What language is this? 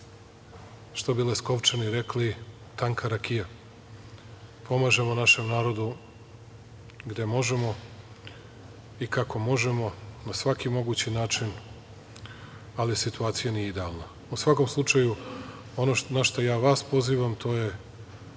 Serbian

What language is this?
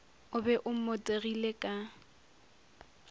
Northern Sotho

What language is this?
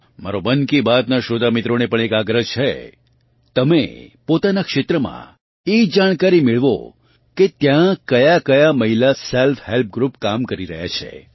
Gujarati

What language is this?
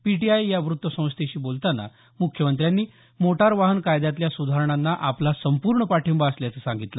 Marathi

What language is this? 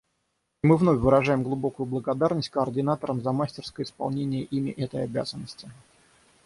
Russian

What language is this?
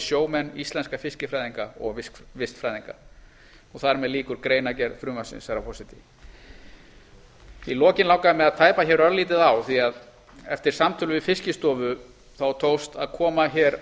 Icelandic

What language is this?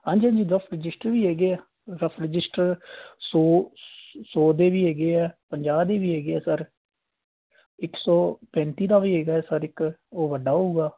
Punjabi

